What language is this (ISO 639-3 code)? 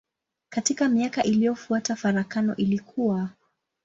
swa